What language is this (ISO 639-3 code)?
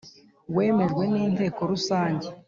kin